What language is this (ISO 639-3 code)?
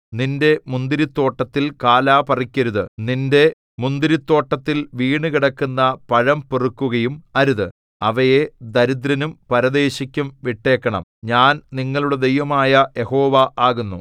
mal